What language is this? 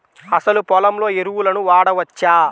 Telugu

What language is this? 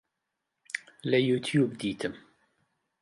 Central Kurdish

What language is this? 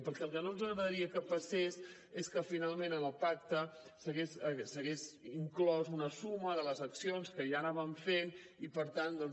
Catalan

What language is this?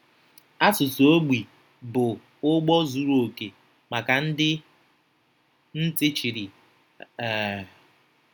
Igbo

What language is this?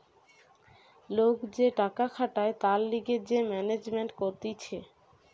Bangla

